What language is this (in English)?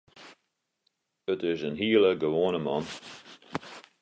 Western Frisian